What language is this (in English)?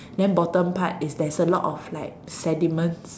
English